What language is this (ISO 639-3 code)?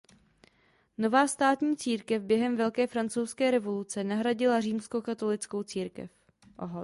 ces